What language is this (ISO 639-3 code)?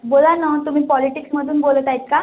mar